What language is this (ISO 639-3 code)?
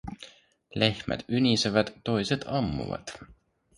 fin